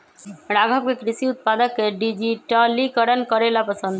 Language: Magahi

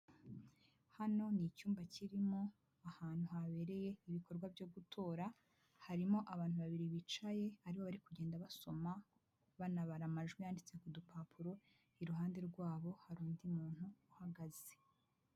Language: Kinyarwanda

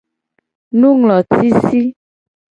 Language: Gen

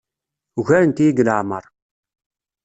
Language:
Kabyle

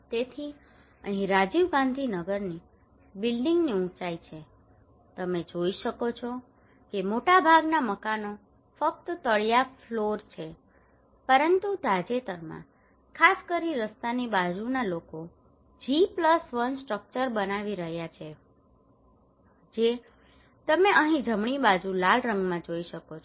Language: Gujarati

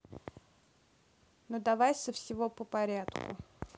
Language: Russian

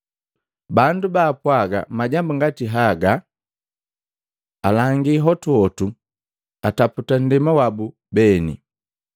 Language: Matengo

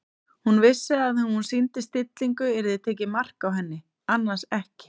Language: Icelandic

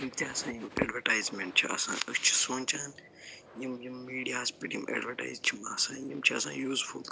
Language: Kashmiri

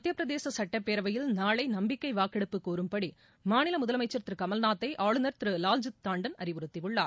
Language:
Tamil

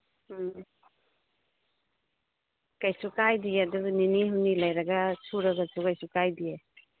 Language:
Manipuri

